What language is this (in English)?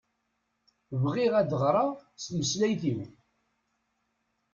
Kabyle